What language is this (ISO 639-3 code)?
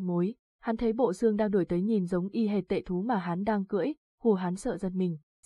vie